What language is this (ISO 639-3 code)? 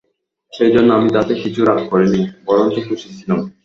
ben